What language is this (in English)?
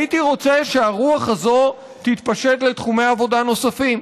Hebrew